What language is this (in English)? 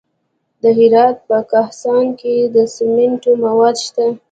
Pashto